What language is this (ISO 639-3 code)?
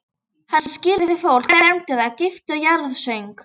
isl